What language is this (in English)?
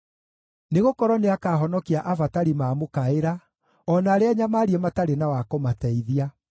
Kikuyu